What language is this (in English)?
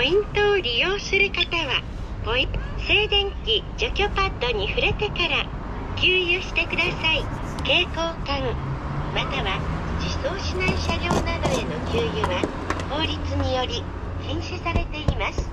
Japanese